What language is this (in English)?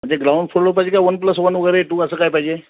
Marathi